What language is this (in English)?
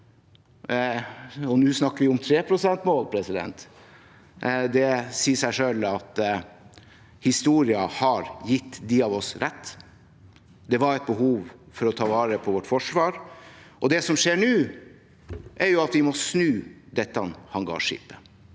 Norwegian